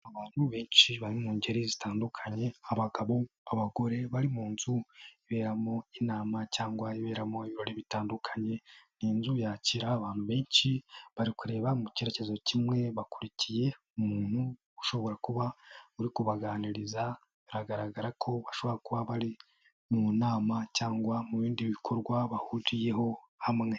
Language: Kinyarwanda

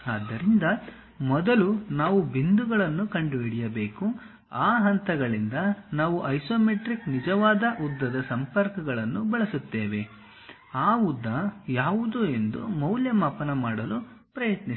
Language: Kannada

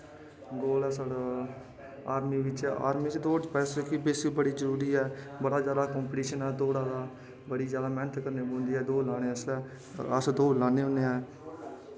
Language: Dogri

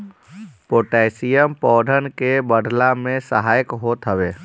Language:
Bhojpuri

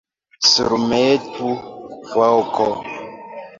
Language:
Esperanto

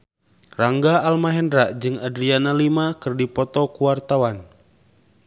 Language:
Sundanese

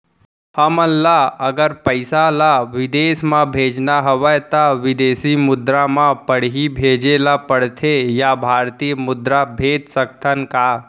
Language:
Chhattisgarhi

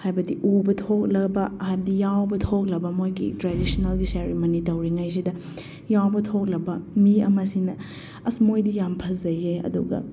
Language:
Manipuri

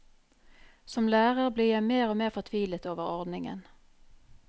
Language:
Norwegian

